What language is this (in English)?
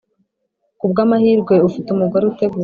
Kinyarwanda